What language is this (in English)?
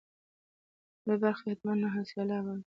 Pashto